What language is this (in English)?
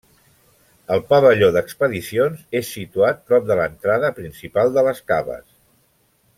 Catalan